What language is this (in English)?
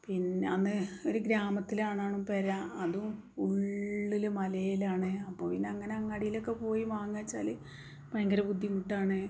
Malayalam